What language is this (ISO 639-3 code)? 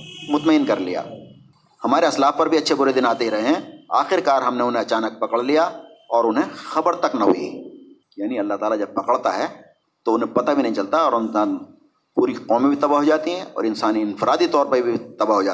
urd